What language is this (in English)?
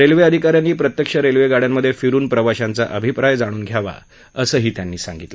Marathi